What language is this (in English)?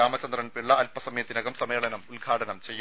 Malayalam